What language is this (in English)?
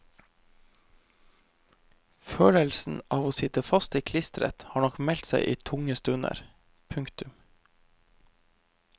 Norwegian